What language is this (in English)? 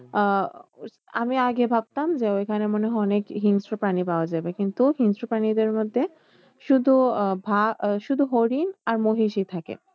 Bangla